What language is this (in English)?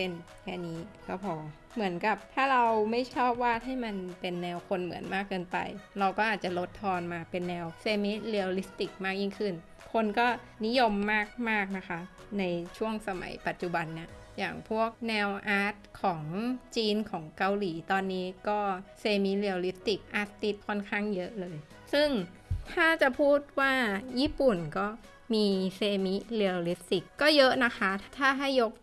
Thai